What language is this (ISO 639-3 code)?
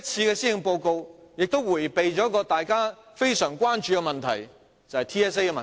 yue